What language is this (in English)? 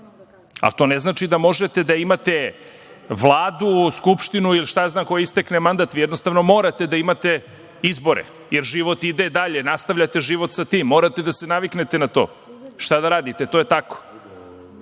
Serbian